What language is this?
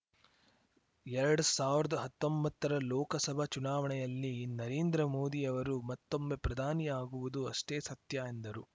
Kannada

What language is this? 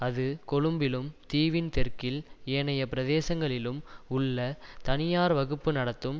Tamil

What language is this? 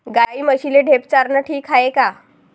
Marathi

